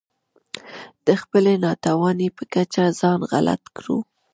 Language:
Pashto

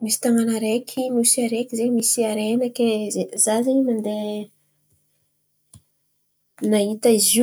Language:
Antankarana Malagasy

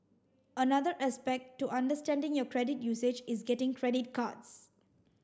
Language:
English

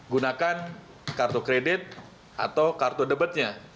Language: Indonesian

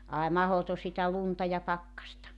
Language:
Finnish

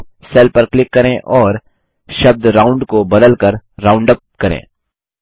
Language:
Hindi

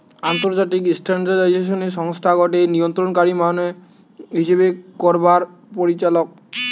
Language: Bangla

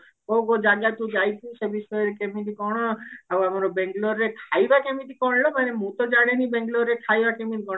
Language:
Odia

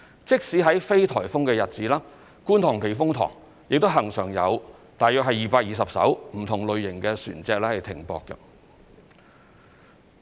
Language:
Cantonese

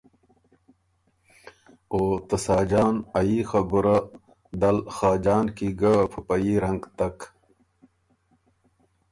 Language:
Ormuri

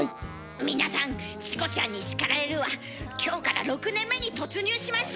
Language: Japanese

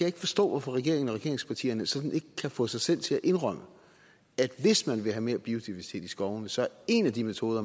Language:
Danish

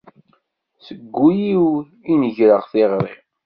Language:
Kabyle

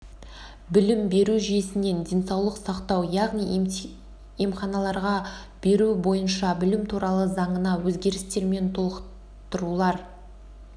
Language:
Kazakh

